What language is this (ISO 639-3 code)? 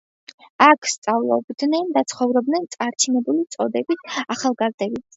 kat